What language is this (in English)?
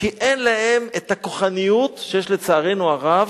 Hebrew